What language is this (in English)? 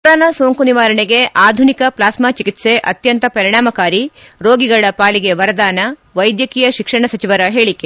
Kannada